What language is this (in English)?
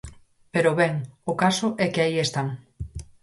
Galician